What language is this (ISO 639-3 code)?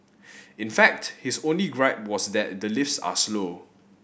eng